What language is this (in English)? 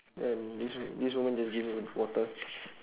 English